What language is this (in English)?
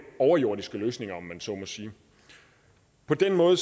Danish